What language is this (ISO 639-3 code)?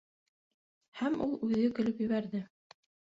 bak